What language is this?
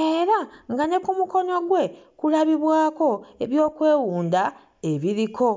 Ganda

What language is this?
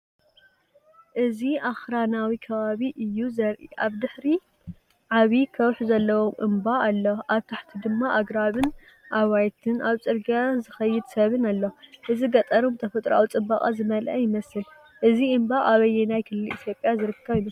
Tigrinya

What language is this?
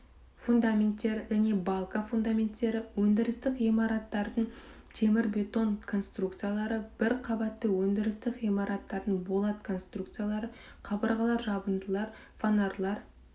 Kazakh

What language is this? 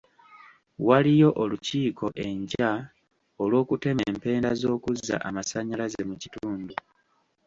Ganda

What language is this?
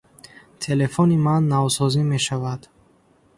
Tajik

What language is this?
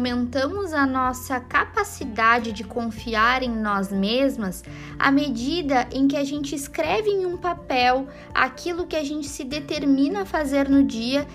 Portuguese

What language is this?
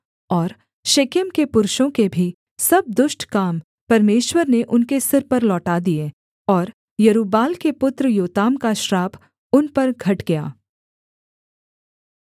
Hindi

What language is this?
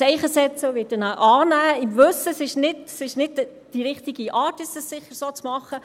Swiss German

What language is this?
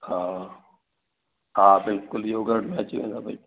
Sindhi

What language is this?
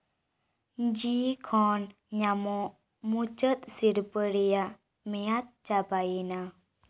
Santali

